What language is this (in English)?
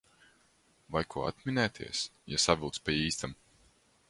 Latvian